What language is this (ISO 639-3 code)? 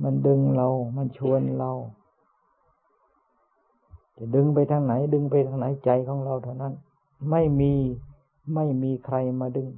tha